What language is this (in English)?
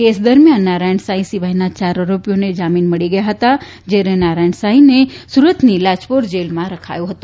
Gujarati